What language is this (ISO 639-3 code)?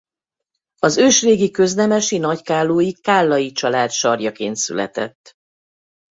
hun